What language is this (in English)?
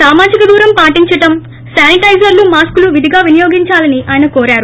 Telugu